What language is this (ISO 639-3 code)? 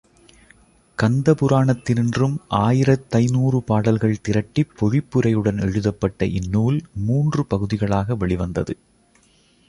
tam